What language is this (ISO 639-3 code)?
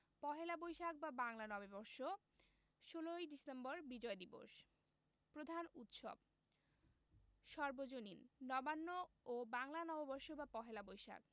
ben